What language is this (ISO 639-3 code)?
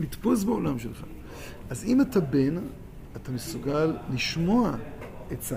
heb